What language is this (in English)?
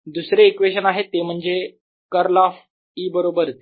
Marathi